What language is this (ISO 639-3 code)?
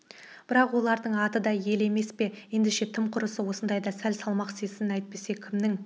kaz